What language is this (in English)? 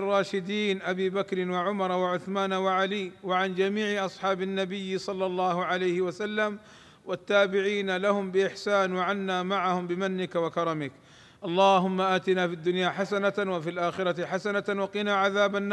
Arabic